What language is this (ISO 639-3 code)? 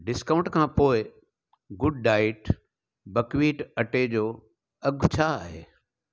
snd